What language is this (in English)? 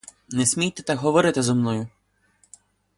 Ukrainian